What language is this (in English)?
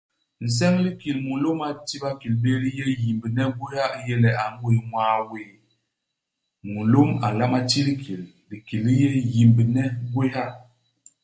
Basaa